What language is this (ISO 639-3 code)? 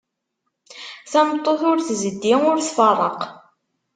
kab